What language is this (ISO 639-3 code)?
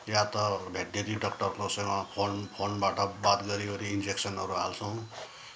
nep